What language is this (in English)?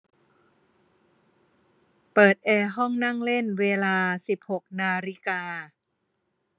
Thai